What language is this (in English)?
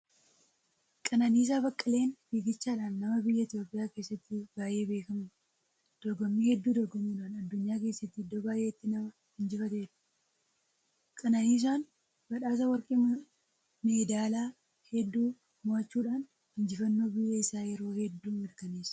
Oromo